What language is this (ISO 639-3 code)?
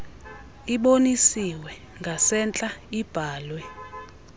xho